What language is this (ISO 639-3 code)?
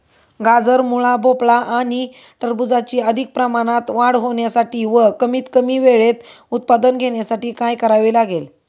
mar